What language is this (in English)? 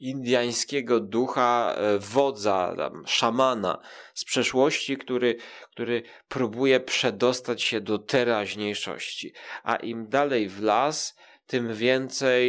Polish